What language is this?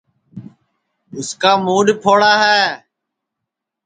Sansi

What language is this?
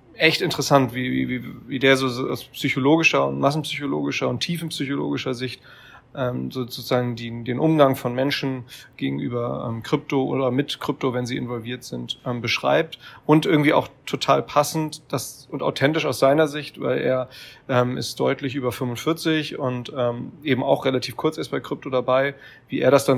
German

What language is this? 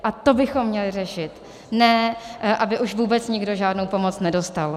Czech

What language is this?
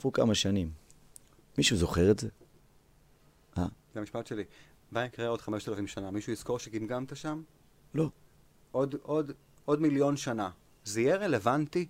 Hebrew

